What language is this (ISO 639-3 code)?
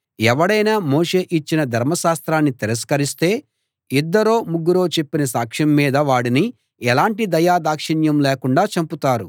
tel